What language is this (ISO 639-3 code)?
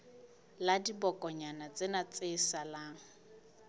sot